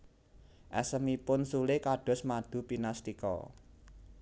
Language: Javanese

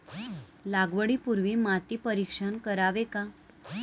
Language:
Marathi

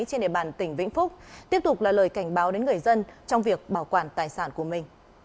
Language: Vietnamese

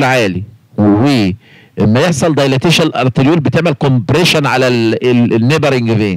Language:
Arabic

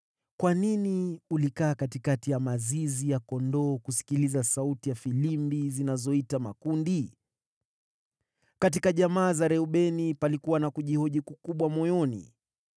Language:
Swahili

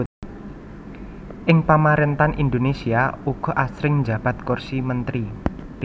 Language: Javanese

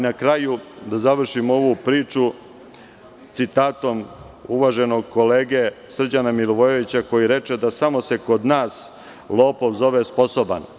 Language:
Serbian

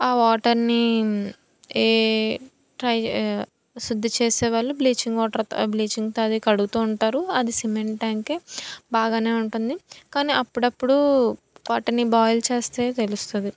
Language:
Telugu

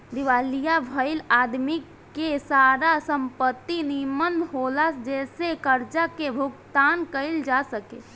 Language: Bhojpuri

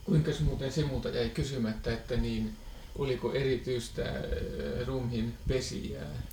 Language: Finnish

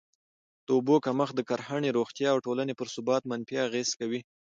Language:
Pashto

